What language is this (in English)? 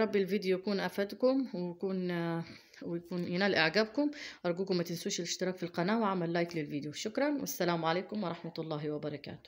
Arabic